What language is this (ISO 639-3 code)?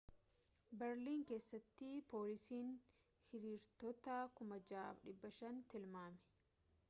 orm